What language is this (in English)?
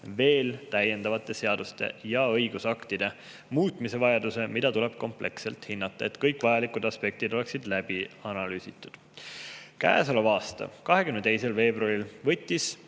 Estonian